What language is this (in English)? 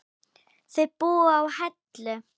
Icelandic